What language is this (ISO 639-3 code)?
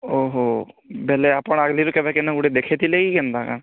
ori